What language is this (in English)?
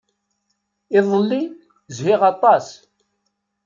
Kabyle